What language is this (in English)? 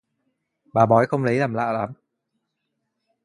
Vietnamese